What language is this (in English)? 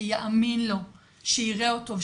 Hebrew